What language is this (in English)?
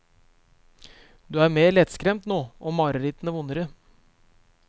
Norwegian